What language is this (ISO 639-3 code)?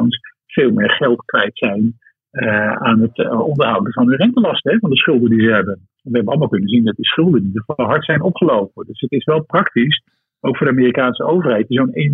nld